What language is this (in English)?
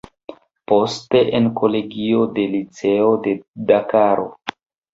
Esperanto